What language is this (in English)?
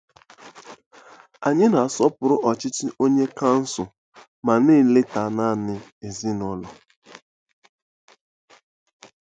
Igbo